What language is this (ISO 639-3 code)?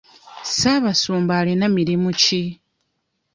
lug